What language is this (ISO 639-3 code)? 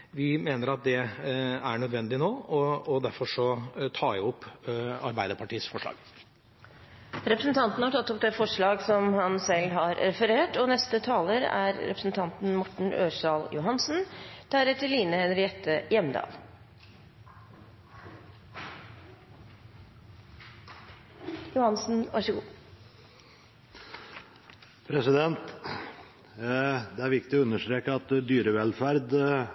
nor